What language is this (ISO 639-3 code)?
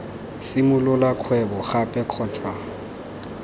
tsn